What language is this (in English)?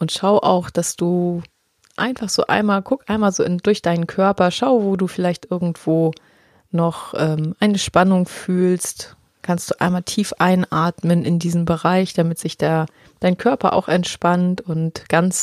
German